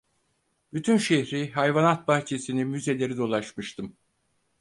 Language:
Turkish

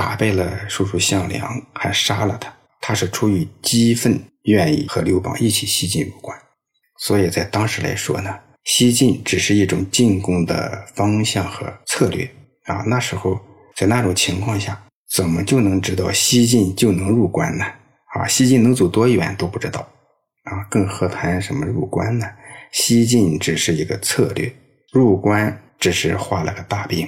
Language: Chinese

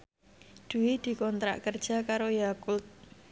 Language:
Javanese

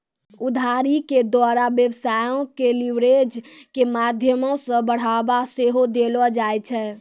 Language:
Maithili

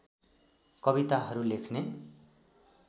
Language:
Nepali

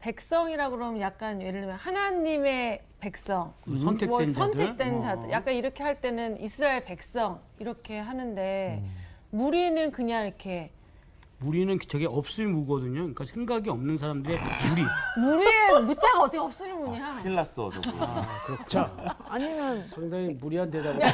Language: Korean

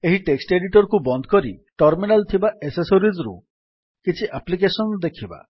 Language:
Odia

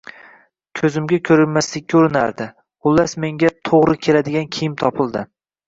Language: Uzbek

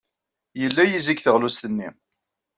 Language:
Kabyle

